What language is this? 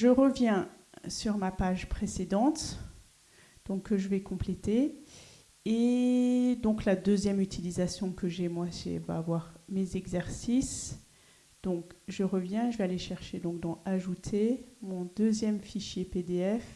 French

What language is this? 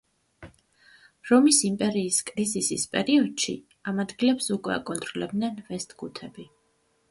Georgian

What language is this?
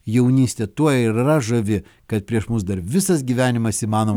Lithuanian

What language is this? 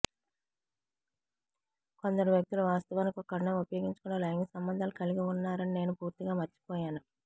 Telugu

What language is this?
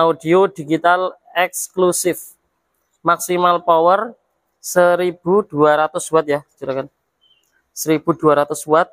Indonesian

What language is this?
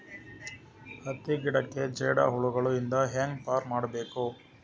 Kannada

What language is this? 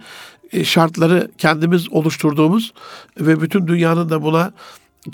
Turkish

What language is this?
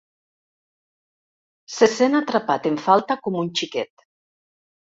Catalan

